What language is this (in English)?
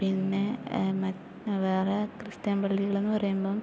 Malayalam